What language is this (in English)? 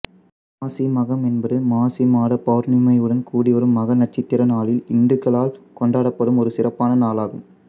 Tamil